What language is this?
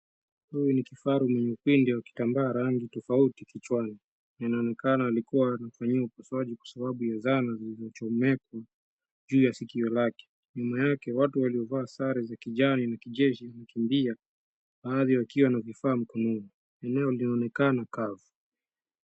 Swahili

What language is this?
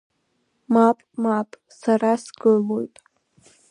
Abkhazian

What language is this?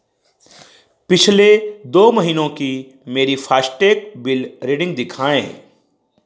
Hindi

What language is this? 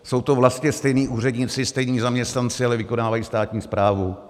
Czech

